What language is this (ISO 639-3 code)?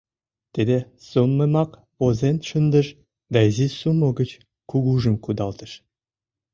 chm